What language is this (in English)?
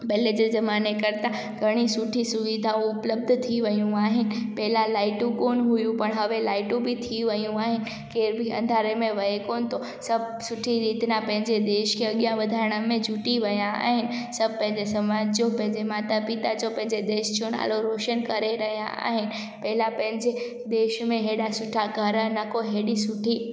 Sindhi